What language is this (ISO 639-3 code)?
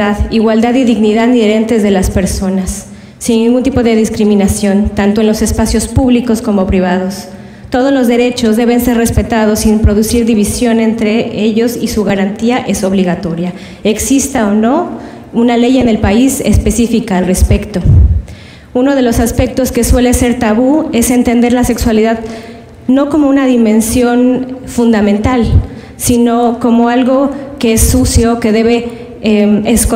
spa